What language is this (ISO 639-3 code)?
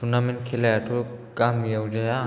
brx